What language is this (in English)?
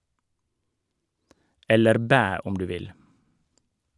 Norwegian